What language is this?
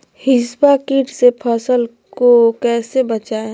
Magahi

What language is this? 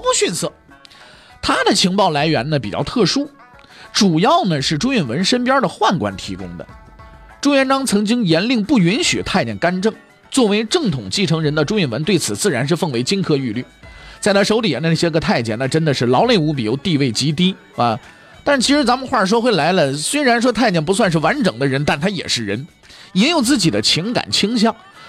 Chinese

